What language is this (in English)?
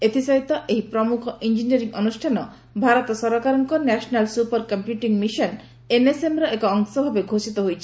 Odia